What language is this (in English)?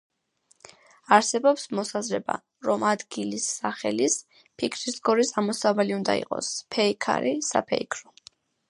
Georgian